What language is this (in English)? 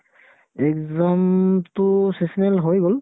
Assamese